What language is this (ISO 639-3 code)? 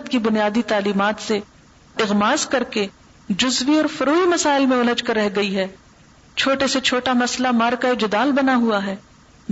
urd